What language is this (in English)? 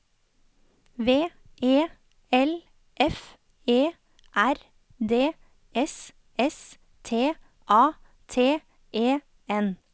Norwegian